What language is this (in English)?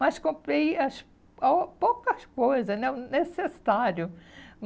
Portuguese